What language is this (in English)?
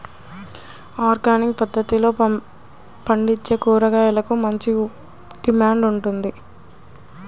Telugu